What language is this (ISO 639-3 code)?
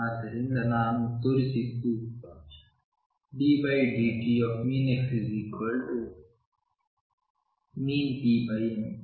kan